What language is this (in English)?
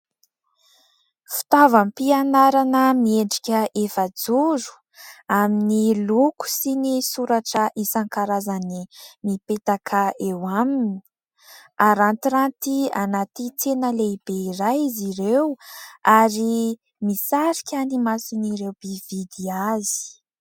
Malagasy